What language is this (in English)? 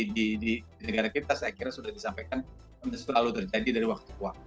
Indonesian